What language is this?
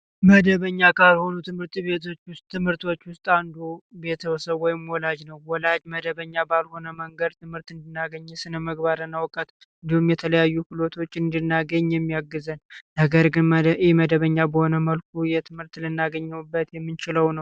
Amharic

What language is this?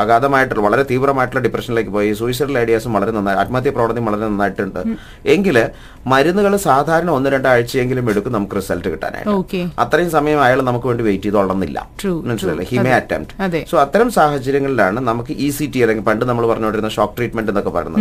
Malayalam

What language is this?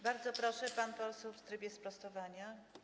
Polish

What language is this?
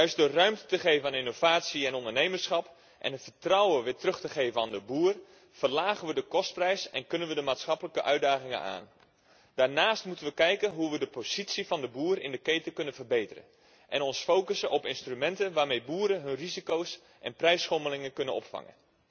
Dutch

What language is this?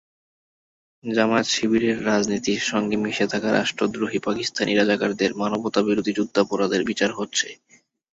Bangla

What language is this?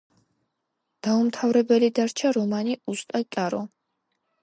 Georgian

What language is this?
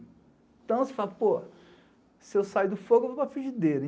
Portuguese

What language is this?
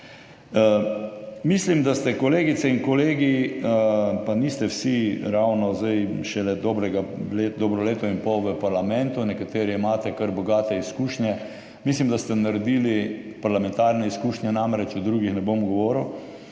Slovenian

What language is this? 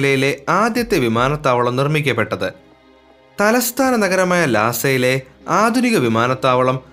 Malayalam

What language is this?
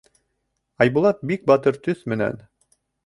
Bashkir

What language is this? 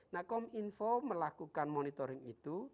Indonesian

